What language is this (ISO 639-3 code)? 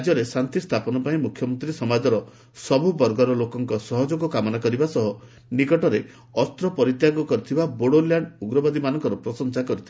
ori